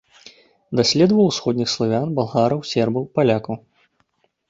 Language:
Belarusian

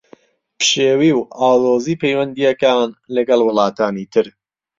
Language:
Central Kurdish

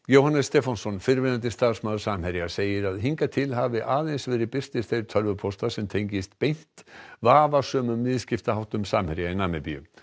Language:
Icelandic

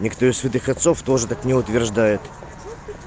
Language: Russian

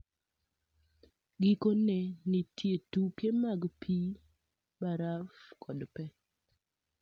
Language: Luo (Kenya and Tanzania)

